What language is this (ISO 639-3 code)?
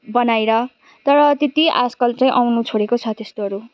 nep